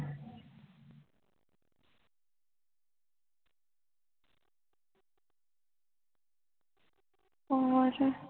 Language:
Punjabi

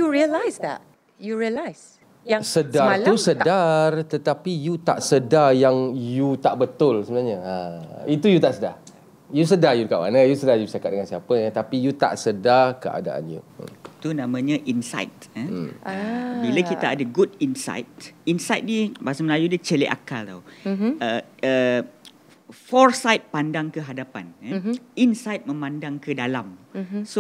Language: Malay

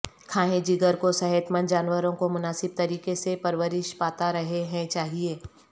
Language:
Urdu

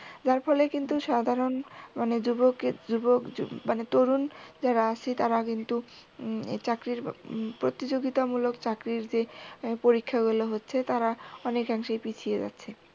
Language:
Bangla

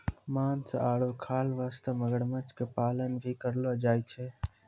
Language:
Maithili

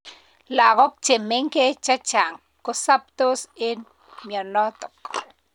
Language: Kalenjin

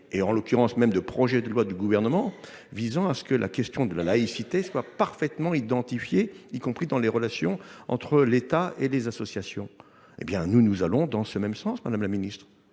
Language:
French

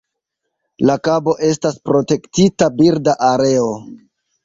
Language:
Esperanto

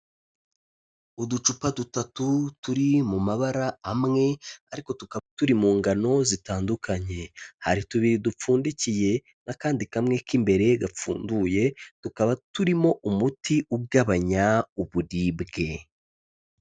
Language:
Kinyarwanda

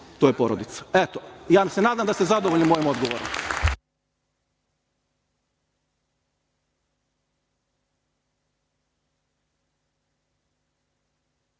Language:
Serbian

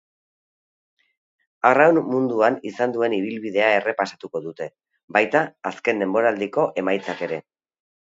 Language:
Basque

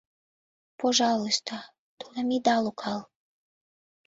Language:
Mari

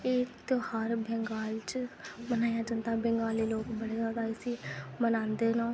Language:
Dogri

